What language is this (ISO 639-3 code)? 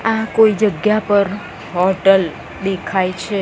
guj